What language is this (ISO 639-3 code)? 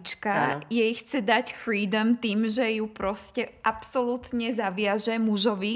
slk